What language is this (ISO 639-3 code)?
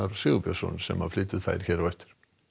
isl